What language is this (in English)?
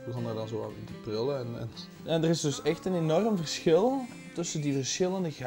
Dutch